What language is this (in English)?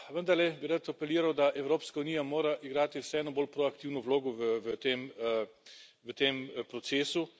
Slovenian